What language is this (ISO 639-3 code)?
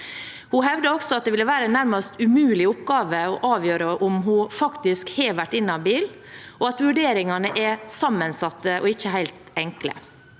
nor